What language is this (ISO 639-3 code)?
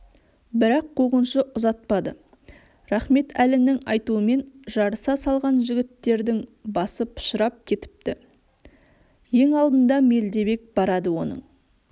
kaz